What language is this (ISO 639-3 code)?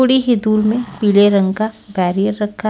hin